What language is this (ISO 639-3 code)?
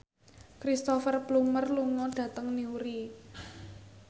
jav